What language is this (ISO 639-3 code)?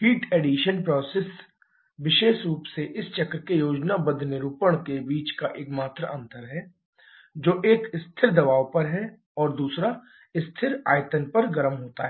hin